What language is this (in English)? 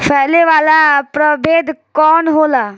Bhojpuri